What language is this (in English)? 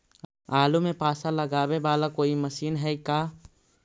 Magahi